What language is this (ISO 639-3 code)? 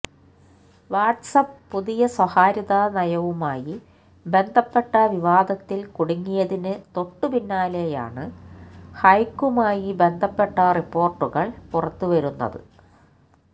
mal